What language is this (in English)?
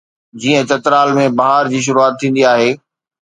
Sindhi